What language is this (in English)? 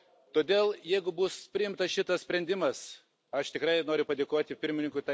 Lithuanian